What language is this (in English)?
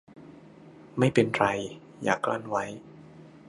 Thai